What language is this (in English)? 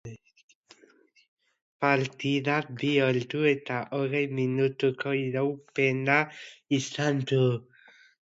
Basque